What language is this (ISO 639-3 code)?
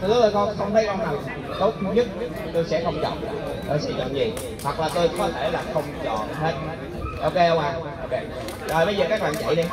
vie